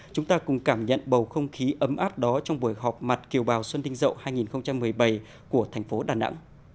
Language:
Vietnamese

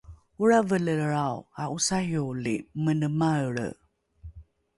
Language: Rukai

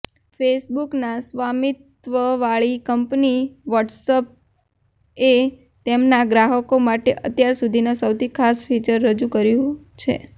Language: Gujarati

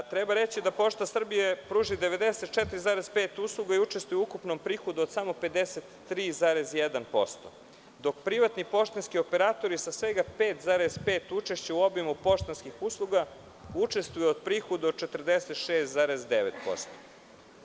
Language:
Serbian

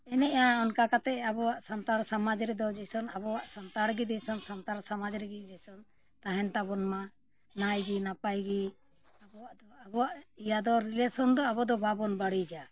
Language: Santali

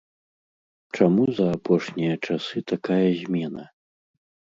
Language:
Belarusian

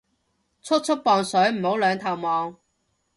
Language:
Cantonese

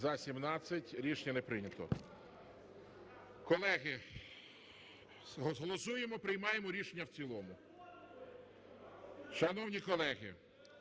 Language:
Ukrainian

